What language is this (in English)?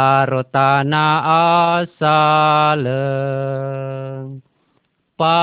Malay